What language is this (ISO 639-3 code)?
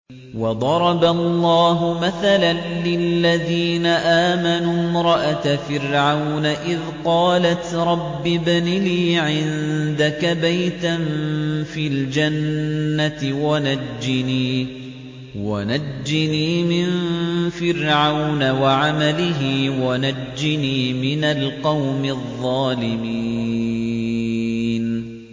ara